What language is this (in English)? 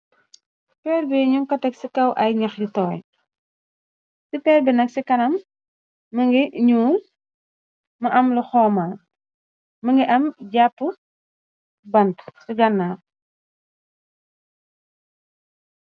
Wolof